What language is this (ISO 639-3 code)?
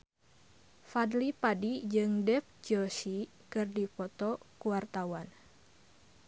sun